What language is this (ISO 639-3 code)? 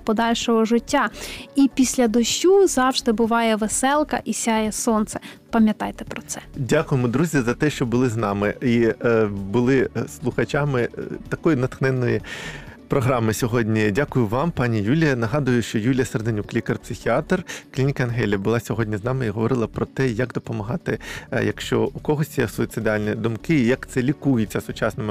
ukr